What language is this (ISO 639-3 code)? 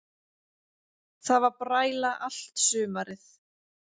isl